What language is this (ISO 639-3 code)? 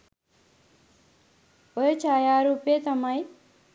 sin